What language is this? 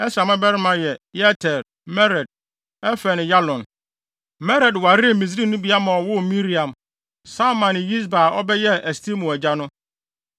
Akan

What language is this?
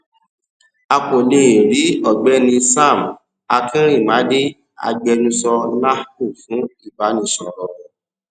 Yoruba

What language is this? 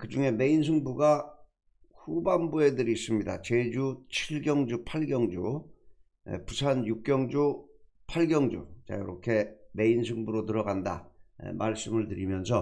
Korean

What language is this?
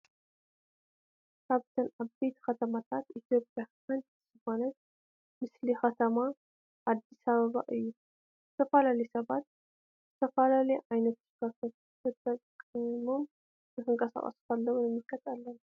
Tigrinya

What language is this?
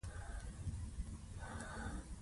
Pashto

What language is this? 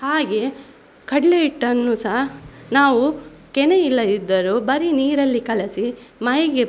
Kannada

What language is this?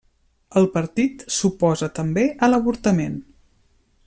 Catalan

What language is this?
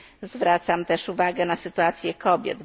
Polish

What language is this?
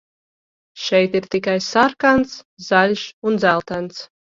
Latvian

